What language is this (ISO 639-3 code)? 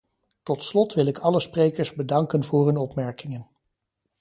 nld